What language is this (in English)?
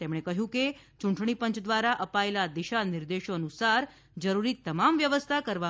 Gujarati